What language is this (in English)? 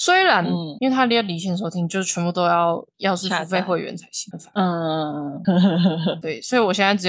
Chinese